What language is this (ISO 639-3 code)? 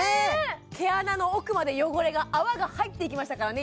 jpn